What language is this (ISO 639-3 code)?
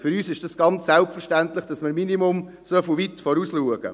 gsw